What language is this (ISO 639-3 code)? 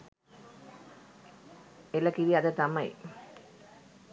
sin